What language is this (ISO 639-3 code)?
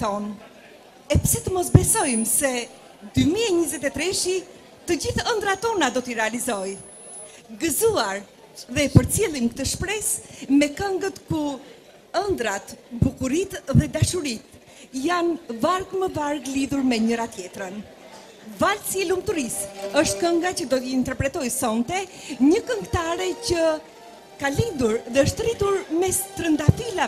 ron